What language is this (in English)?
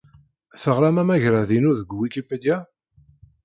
Kabyle